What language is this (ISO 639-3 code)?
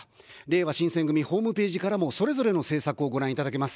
jpn